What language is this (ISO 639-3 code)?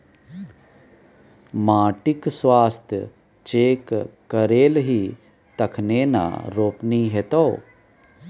mai